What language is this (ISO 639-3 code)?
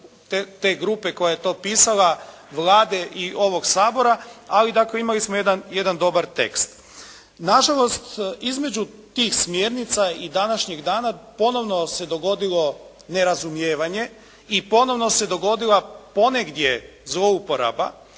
hrv